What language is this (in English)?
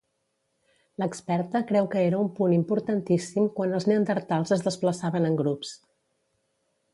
Catalan